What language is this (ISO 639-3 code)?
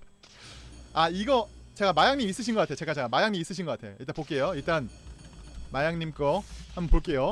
kor